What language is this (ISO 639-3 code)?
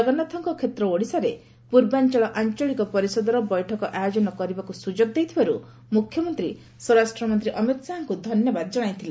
ori